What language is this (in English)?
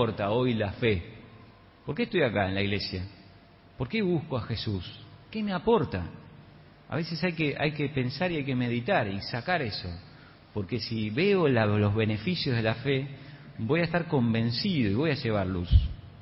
Spanish